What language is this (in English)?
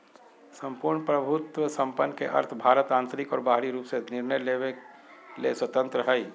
Magahi